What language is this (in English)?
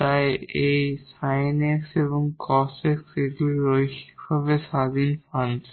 Bangla